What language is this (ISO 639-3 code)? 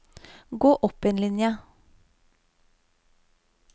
nor